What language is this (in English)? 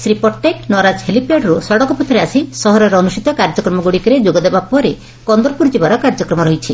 Odia